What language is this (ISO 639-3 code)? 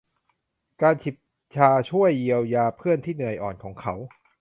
tha